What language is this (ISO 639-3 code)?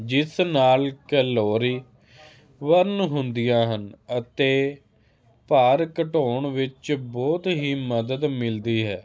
pan